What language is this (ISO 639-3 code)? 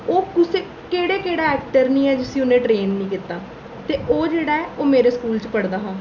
doi